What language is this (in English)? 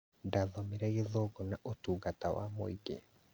Kikuyu